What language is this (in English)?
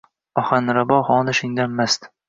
Uzbek